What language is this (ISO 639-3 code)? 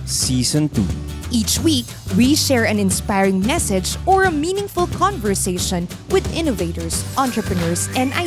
fil